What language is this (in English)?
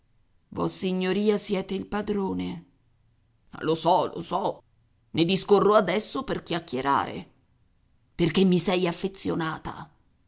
Italian